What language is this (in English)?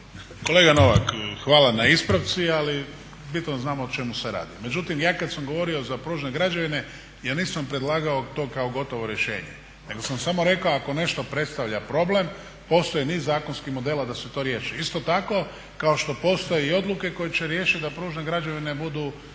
Croatian